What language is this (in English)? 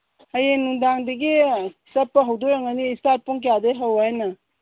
Manipuri